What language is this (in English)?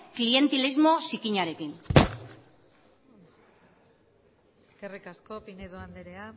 Basque